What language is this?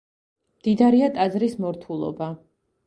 Georgian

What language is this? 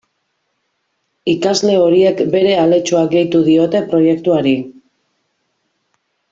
Basque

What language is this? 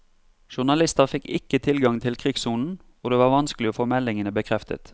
Norwegian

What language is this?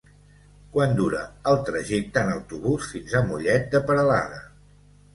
Catalan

